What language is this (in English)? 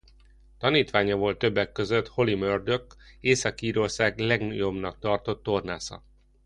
Hungarian